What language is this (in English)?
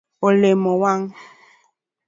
Luo (Kenya and Tanzania)